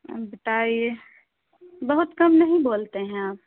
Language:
Urdu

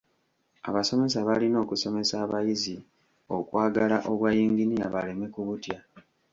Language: Ganda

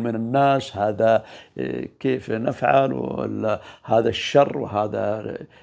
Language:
Arabic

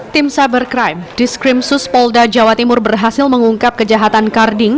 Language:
Indonesian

